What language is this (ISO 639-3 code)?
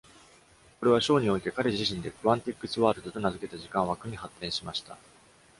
jpn